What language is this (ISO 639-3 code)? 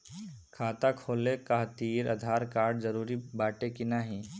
bho